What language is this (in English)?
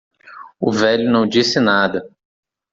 Portuguese